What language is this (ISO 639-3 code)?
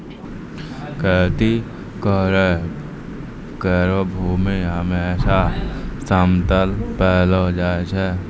mai